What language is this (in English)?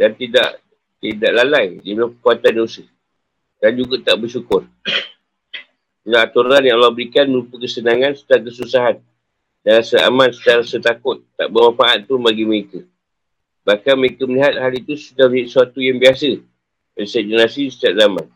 Malay